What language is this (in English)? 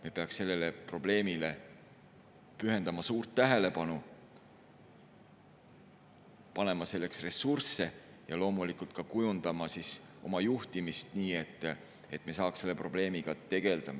Estonian